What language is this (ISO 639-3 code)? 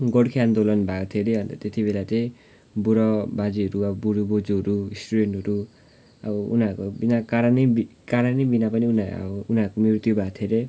nep